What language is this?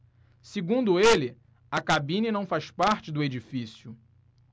Portuguese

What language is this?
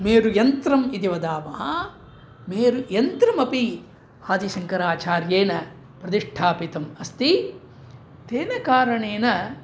Sanskrit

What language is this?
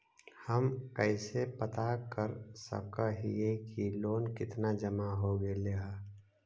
Magahi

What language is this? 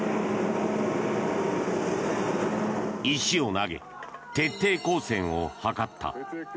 Japanese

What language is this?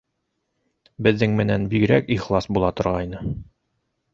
Bashkir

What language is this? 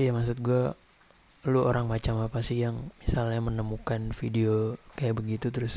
Indonesian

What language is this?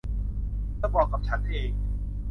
Thai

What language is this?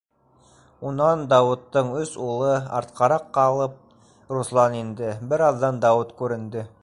Bashkir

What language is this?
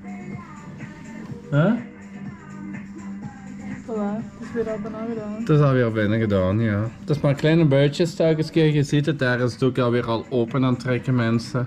Dutch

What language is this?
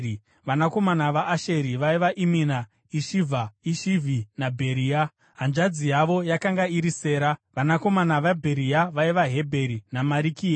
Shona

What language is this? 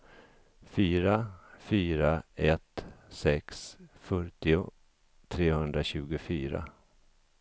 Swedish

